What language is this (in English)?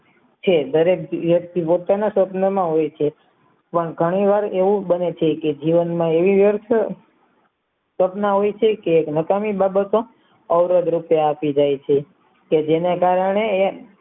Gujarati